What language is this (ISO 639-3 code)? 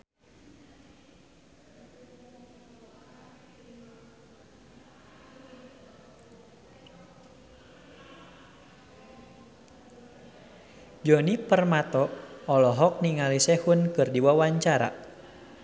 sun